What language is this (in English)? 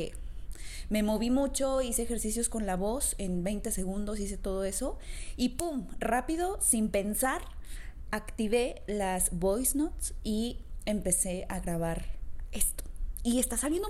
Spanish